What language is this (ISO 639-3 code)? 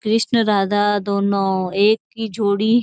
mwr